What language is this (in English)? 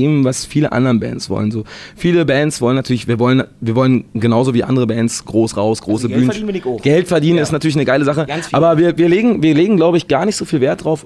German